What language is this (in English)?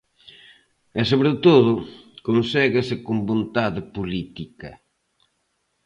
Galician